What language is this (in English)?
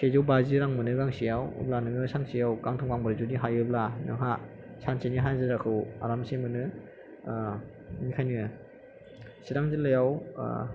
Bodo